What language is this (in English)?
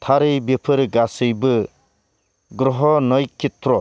Bodo